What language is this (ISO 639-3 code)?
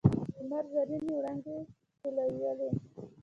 pus